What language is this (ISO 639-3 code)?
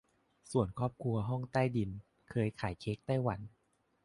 tha